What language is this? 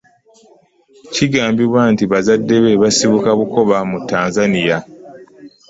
Ganda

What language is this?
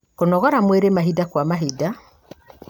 Kikuyu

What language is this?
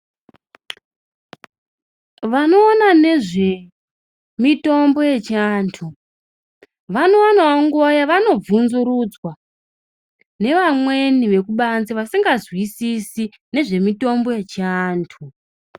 Ndau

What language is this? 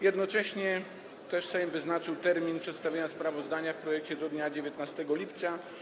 Polish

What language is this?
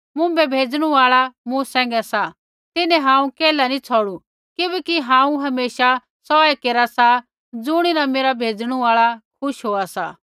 Kullu Pahari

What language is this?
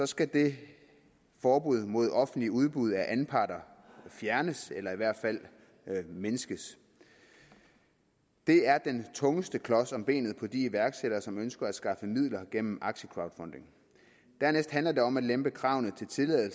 Danish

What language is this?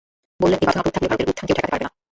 Bangla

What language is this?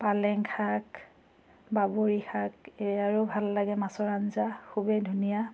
Assamese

